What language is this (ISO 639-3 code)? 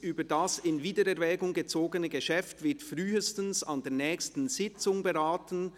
gsw